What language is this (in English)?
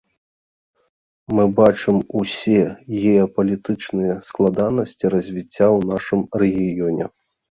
Belarusian